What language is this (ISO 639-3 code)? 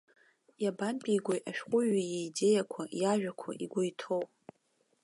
abk